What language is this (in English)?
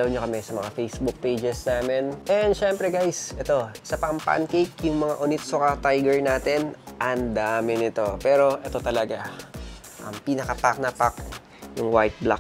Filipino